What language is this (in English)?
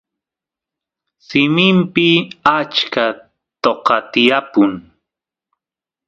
Santiago del Estero Quichua